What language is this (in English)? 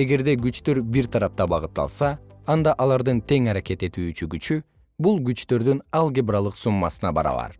Kyrgyz